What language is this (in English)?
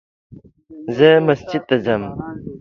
Pashto